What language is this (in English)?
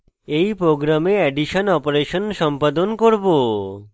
Bangla